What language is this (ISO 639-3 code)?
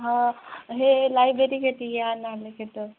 ori